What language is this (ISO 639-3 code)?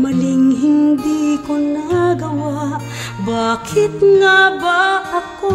fil